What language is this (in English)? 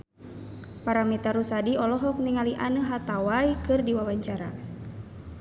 Sundanese